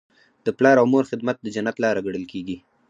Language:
Pashto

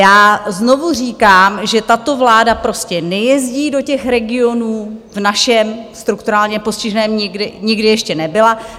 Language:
Czech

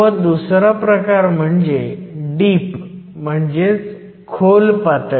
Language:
Marathi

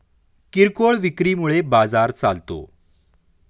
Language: Marathi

